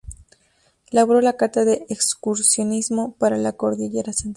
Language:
Spanish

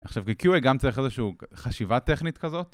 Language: Hebrew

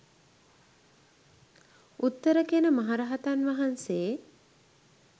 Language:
Sinhala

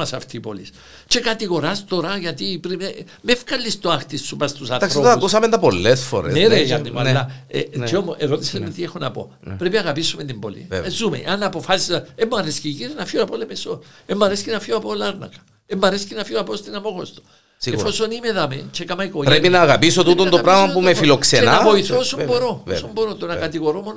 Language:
Greek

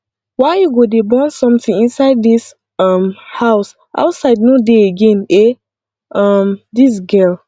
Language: Nigerian Pidgin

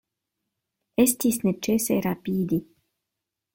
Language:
Esperanto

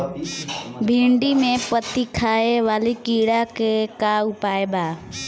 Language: Bhojpuri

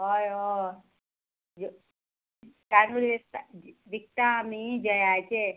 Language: Konkani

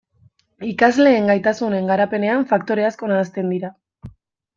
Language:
Basque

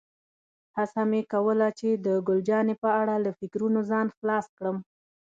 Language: Pashto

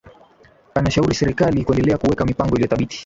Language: Swahili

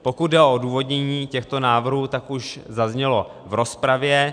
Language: Czech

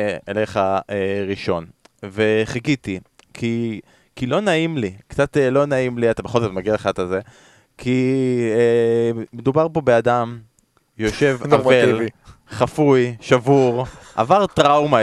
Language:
Hebrew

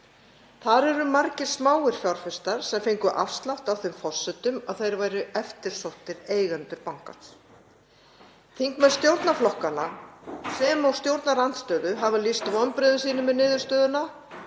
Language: Icelandic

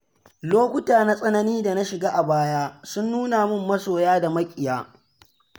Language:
Hausa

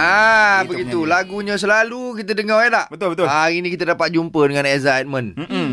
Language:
Malay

